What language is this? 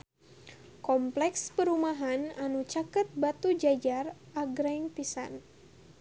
Sundanese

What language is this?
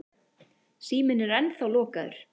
Icelandic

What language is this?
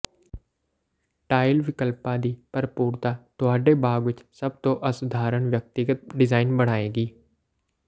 Punjabi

